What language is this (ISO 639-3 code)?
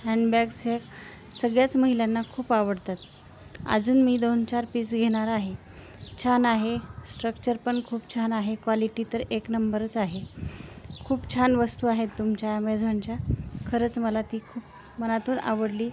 mar